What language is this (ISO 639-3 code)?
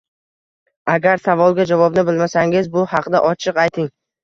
uzb